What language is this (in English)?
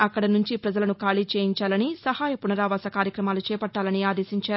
Telugu